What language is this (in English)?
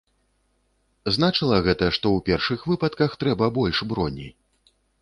Belarusian